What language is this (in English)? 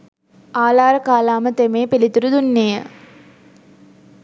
Sinhala